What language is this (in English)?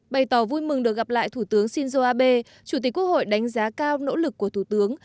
Vietnamese